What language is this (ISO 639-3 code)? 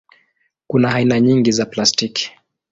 swa